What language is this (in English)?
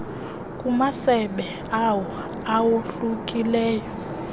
Xhosa